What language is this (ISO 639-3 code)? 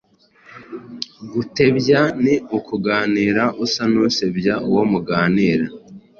kin